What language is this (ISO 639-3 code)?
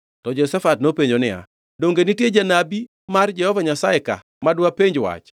luo